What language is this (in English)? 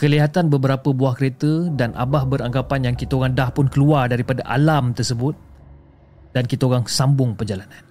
Malay